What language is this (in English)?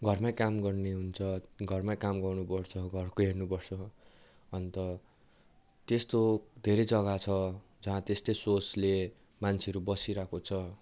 Nepali